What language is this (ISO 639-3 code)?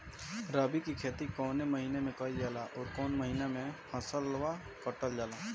bho